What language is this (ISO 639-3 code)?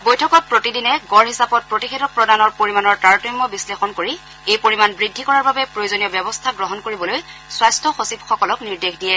asm